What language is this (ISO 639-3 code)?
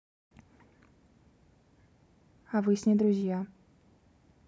rus